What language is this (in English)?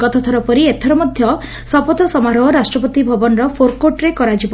Odia